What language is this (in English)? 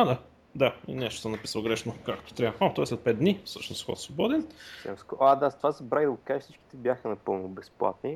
Bulgarian